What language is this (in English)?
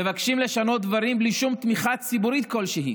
Hebrew